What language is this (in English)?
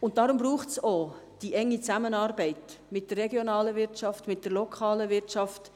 Swiss German